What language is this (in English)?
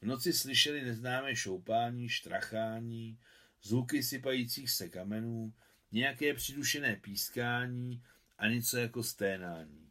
Czech